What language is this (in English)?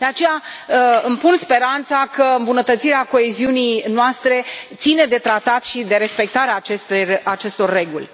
Romanian